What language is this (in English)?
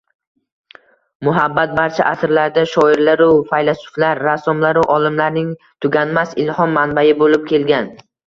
Uzbek